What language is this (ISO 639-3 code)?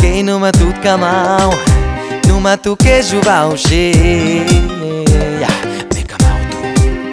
ara